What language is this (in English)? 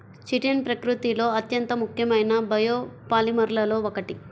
Telugu